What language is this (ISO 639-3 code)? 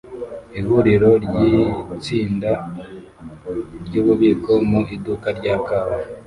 kin